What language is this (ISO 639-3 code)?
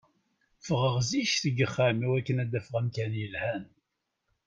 kab